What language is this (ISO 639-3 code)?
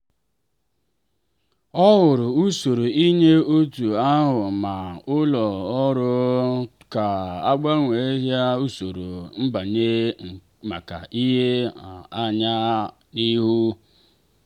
ibo